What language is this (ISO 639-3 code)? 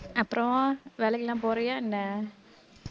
tam